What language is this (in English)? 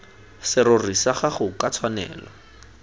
Tswana